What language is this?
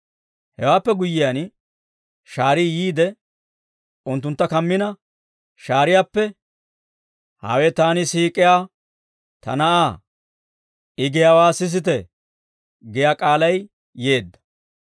Dawro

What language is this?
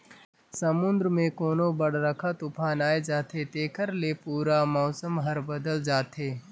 Chhattisgarhi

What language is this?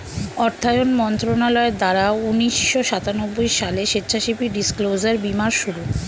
Bangla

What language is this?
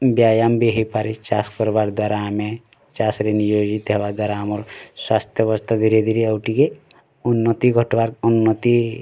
Odia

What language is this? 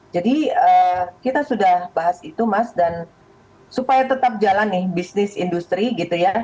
Indonesian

